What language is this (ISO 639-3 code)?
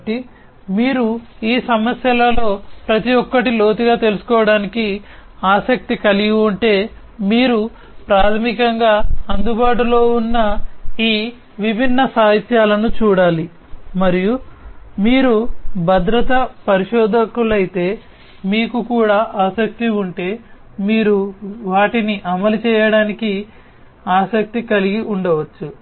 tel